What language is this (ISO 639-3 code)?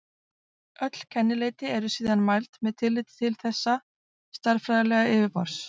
isl